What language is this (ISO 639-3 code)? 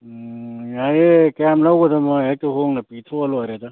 mni